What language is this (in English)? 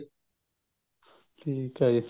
Punjabi